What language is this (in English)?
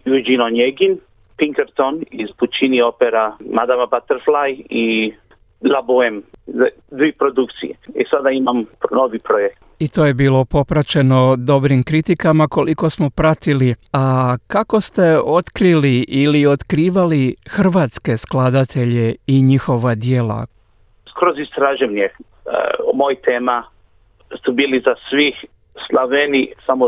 Croatian